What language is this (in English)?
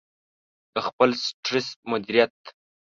Pashto